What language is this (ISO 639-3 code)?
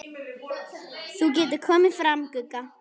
isl